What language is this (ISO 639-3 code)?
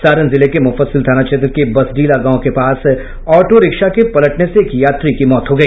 hin